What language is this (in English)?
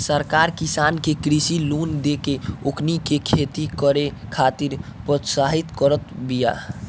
Bhojpuri